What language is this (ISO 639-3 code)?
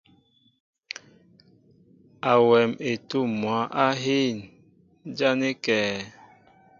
mbo